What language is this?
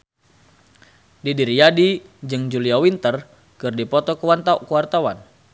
Sundanese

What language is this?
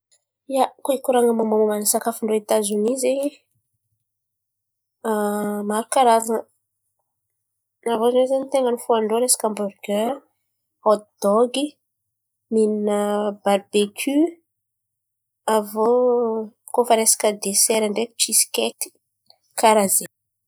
Antankarana Malagasy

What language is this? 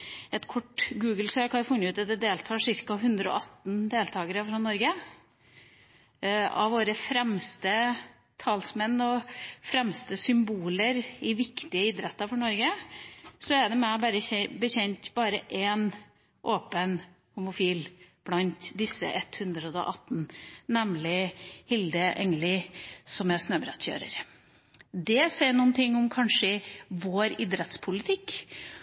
Norwegian Bokmål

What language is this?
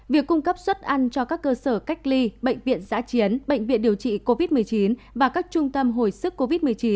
Vietnamese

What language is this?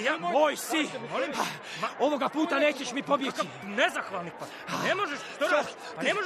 Croatian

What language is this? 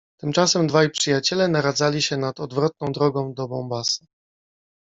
Polish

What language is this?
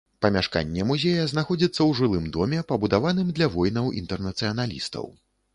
Belarusian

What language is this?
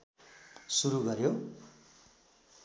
Nepali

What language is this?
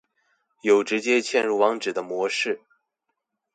Chinese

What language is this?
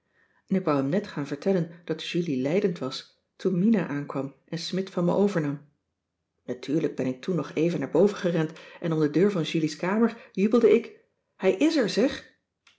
Dutch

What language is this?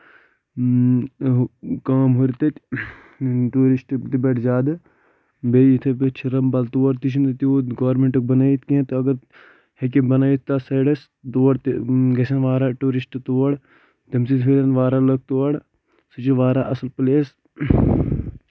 Kashmiri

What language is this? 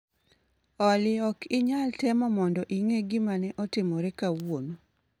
Luo (Kenya and Tanzania)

